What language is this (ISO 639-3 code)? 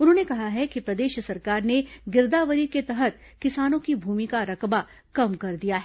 hin